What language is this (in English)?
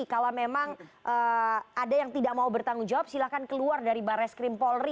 Indonesian